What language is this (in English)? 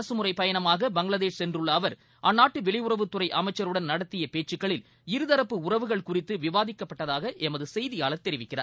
Tamil